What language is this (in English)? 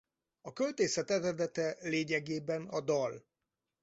Hungarian